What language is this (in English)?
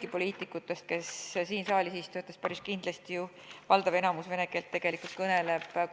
Estonian